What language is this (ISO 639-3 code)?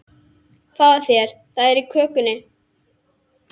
isl